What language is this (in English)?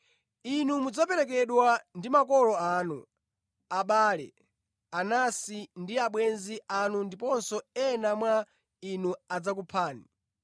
Nyanja